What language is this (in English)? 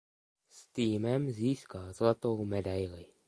Czech